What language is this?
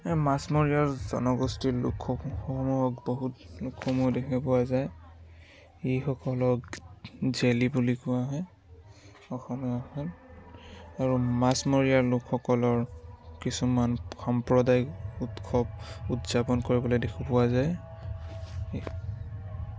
Assamese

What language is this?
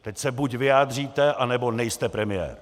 Czech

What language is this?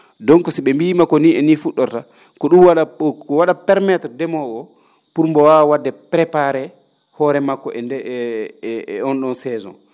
Fula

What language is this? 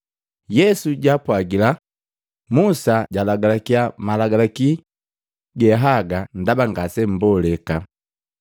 Matengo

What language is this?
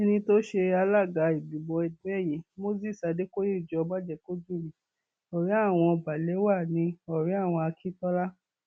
Yoruba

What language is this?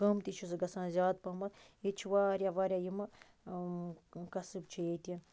Kashmiri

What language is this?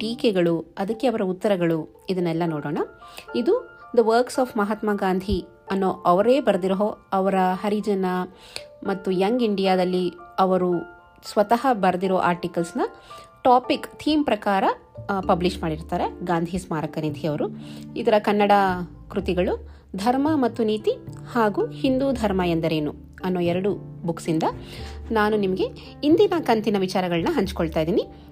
Kannada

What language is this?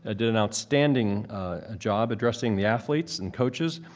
English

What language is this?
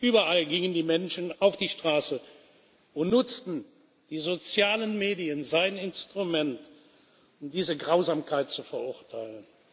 German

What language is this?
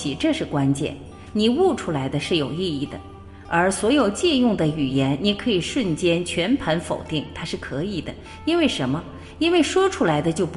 Chinese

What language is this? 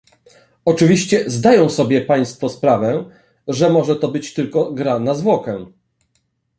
Polish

